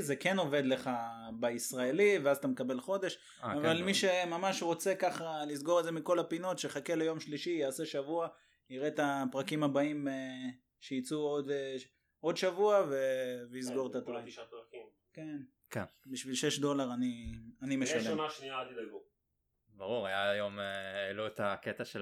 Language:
Hebrew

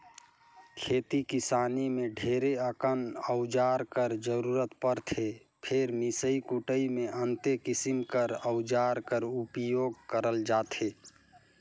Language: Chhattisgarhi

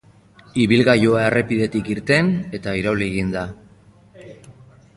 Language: Basque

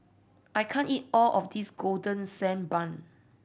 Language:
English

